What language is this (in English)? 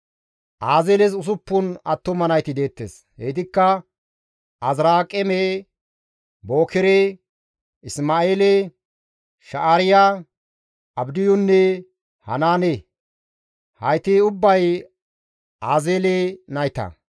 Gamo